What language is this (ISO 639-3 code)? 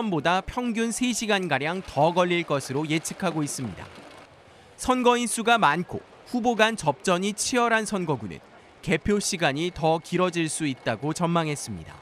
kor